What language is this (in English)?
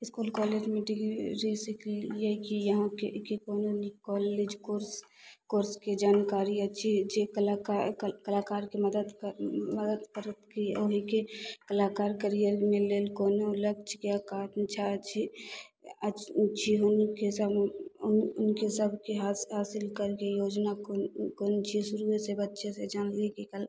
Maithili